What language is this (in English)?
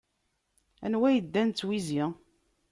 Kabyle